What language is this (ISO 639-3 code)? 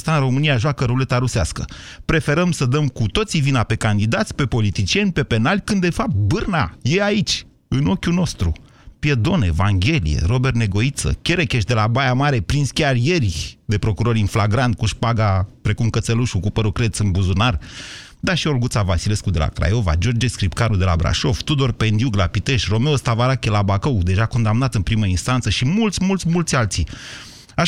ron